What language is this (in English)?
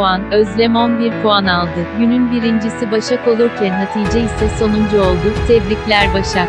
Turkish